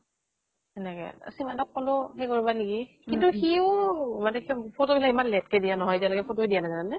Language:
Assamese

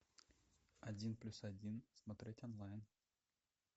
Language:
Russian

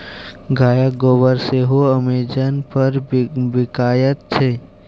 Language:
Maithili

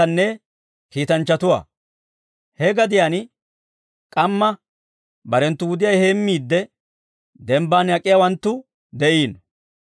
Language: Dawro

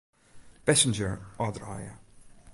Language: Western Frisian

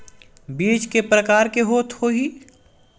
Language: Chhattisgarhi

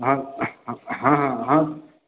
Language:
Maithili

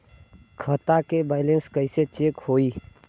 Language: Bhojpuri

